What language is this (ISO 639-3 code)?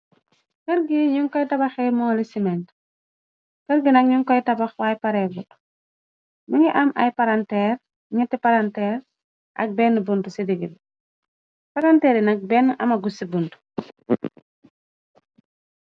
wol